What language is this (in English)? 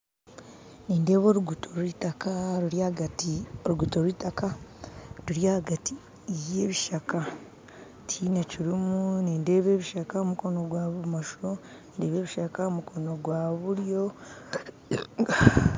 Nyankole